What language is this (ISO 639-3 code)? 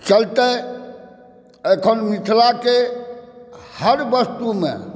mai